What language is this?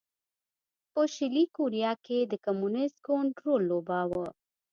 Pashto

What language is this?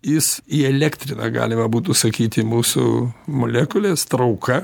Lithuanian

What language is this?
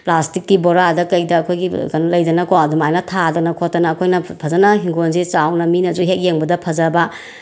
Manipuri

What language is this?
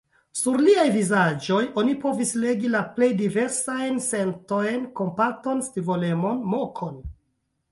Esperanto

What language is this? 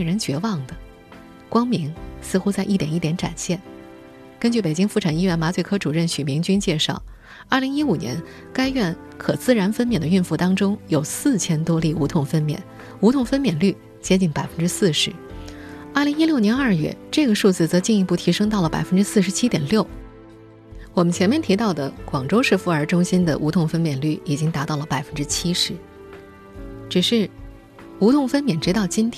Chinese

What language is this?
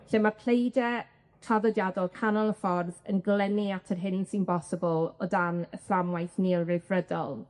Welsh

